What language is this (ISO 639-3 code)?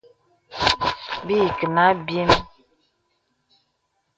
beb